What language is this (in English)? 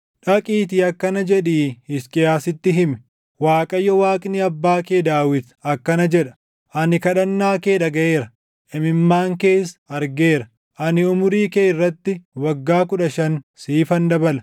Oromo